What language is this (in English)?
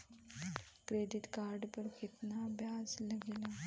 Bhojpuri